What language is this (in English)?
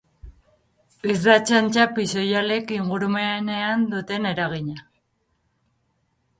Basque